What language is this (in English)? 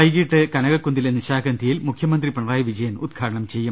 Malayalam